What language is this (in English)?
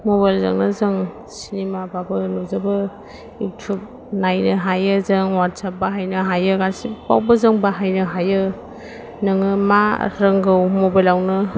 Bodo